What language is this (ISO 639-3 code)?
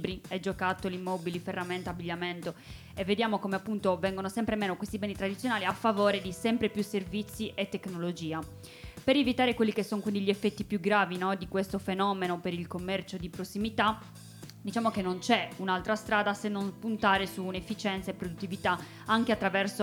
ita